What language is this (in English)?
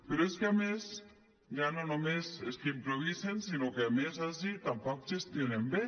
Catalan